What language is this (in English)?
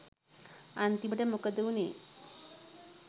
Sinhala